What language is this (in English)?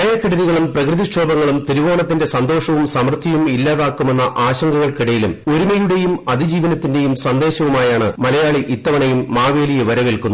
Malayalam